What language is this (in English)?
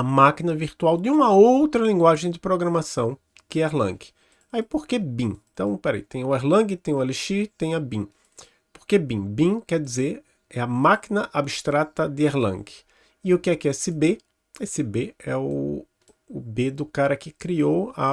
Portuguese